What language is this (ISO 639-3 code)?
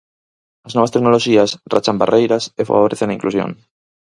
glg